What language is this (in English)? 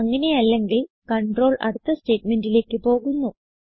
Malayalam